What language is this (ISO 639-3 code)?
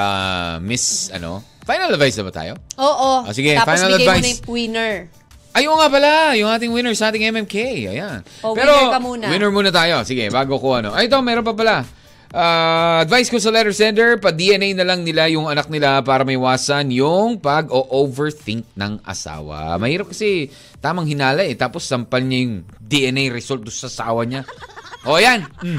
fil